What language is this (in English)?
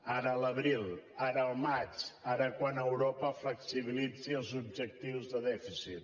Catalan